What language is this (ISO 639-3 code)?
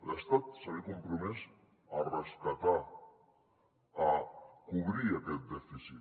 cat